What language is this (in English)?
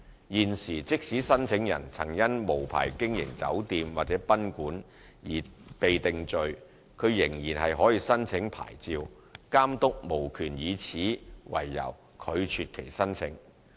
Cantonese